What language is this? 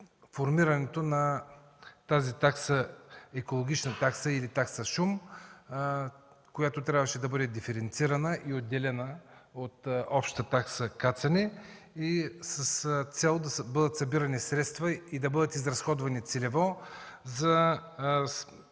Bulgarian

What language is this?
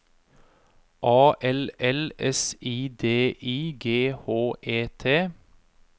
Norwegian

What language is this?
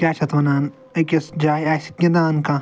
Kashmiri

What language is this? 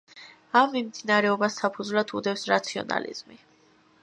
Georgian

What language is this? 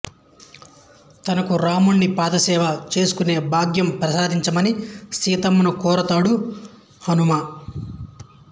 Telugu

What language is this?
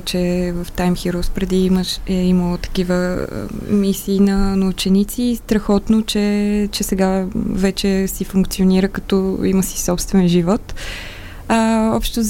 Bulgarian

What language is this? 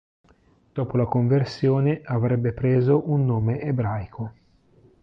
Italian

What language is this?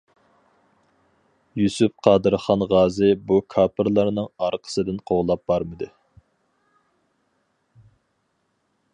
Uyghur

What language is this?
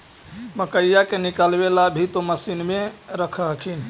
Magahi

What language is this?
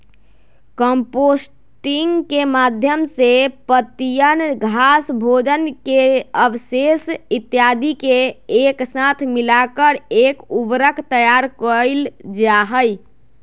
Magahi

